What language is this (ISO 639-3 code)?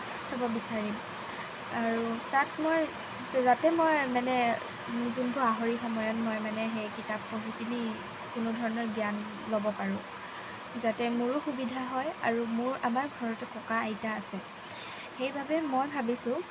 asm